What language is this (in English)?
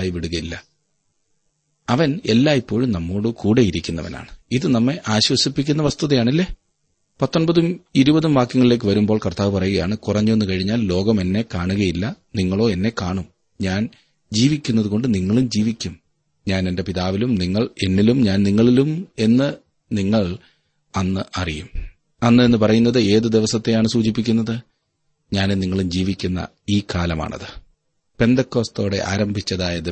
Malayalam